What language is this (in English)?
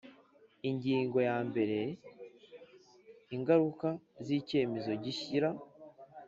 Kinyarwanda